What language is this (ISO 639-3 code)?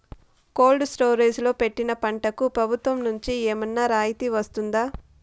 tel